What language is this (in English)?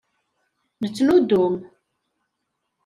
Kabyle